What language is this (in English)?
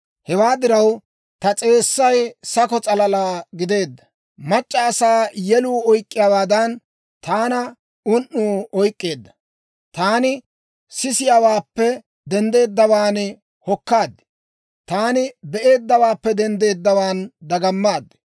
Dawro